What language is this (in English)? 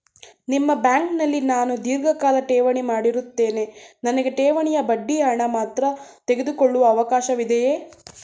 Kannada